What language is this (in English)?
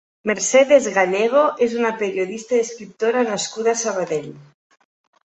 Catalan